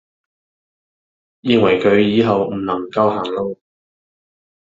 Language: Cantonese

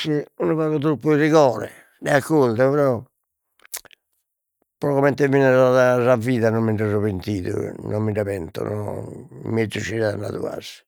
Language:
Sardinian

